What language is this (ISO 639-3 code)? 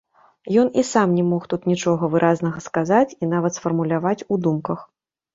bel